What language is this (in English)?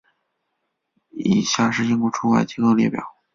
Chinese